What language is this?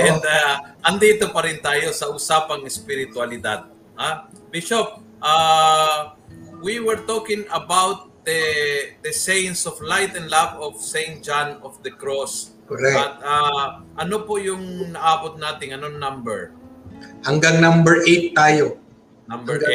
Filipino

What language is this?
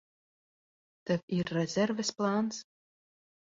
Latvian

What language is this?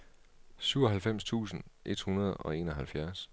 Danish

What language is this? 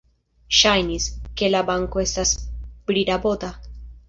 Esperanto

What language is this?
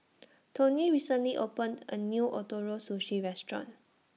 English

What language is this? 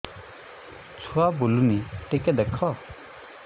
Odia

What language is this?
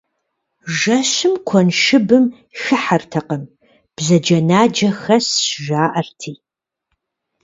Kabardian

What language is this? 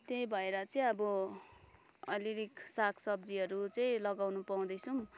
Nepali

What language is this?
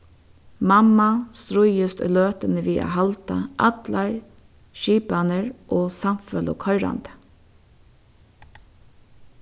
Faroese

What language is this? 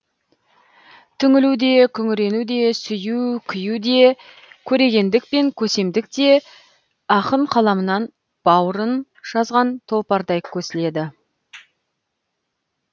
Kazakh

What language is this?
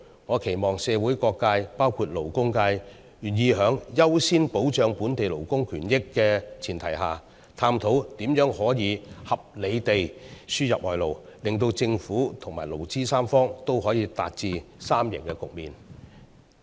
Cantonese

